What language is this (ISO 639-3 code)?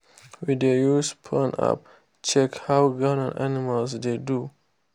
pcm